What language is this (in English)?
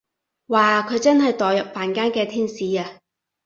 Cantonese